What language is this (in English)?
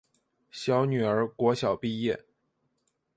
Chinese